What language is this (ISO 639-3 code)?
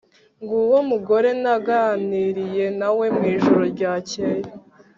kin